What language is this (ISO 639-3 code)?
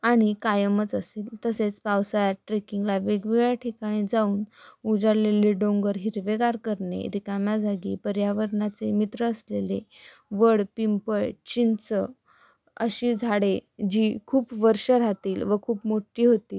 mar